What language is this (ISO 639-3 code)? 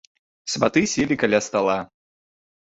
bel